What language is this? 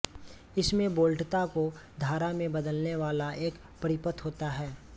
Hindi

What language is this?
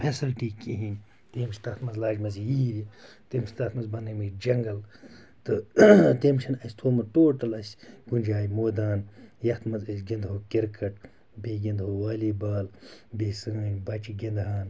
Kashmiri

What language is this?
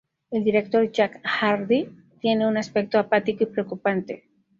Spanish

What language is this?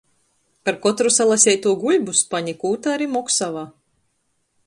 Latgalian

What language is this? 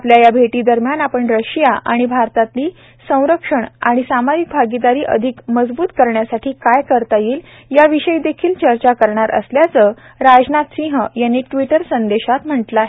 Marathi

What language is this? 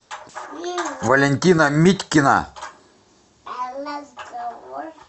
Russian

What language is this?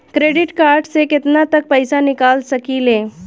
Bhojpuri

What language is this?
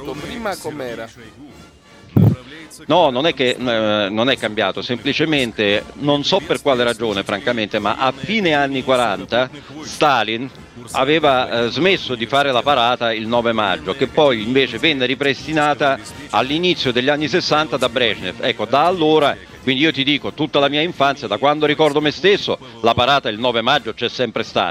Italian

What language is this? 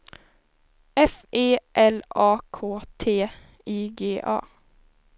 Swedish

